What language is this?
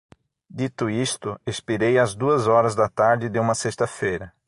Portuguese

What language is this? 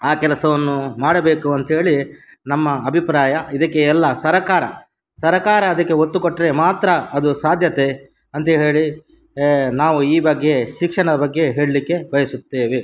Kannada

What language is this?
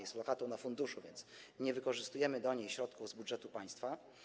Polish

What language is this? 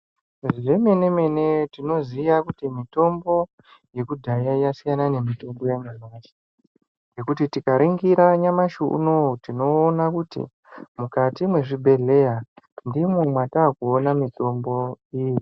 Ndau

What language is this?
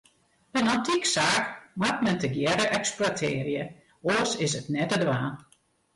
Western Frisian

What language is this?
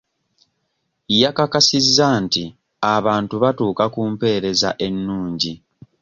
Ganda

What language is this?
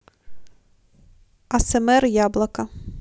Russian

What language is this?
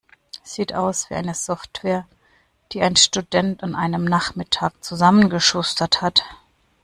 German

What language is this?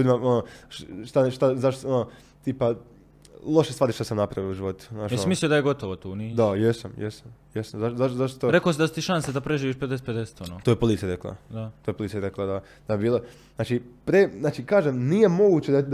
Croatian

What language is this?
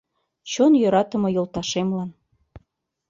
Mari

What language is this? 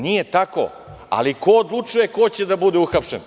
Serbian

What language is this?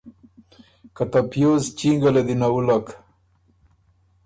Ormuri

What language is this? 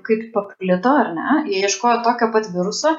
Lithuanian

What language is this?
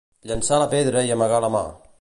Catalan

